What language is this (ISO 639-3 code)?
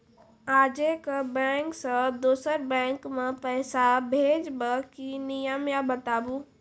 mai